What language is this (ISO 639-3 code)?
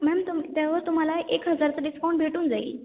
mar